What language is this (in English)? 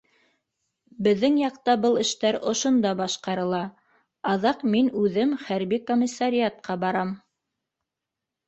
Bashkir